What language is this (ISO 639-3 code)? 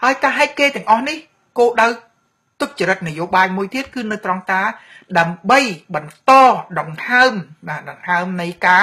tha